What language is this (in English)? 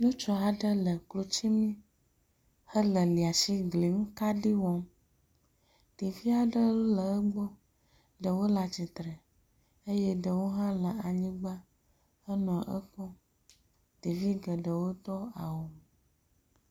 Ewe